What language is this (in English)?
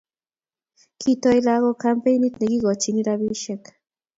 Kalenjin